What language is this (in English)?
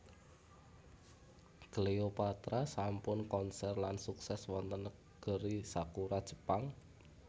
Javanese